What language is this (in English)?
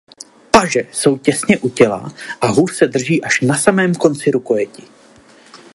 Czech